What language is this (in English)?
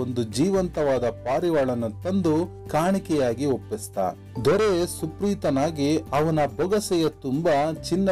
Kannada